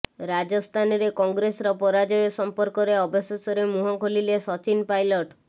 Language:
Odia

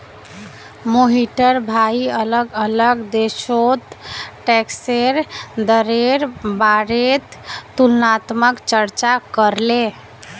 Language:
Magahi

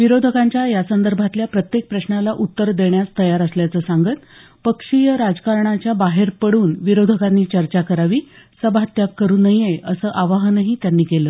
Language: Marathi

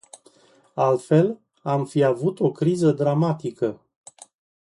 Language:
Romanian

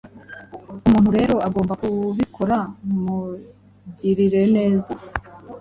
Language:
Kinyarwanda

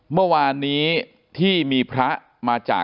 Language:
Thai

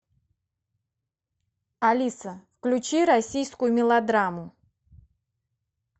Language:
Russian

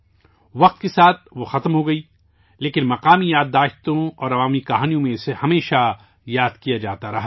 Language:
Urdu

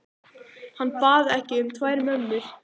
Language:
Icelandic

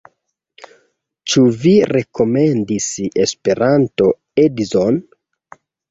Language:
Esperanto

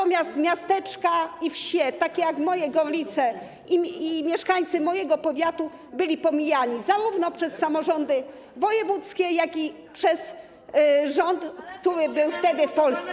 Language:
Polish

